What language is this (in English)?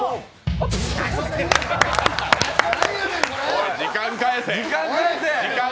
Japanese